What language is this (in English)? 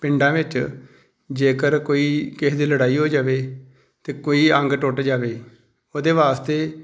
Punjabi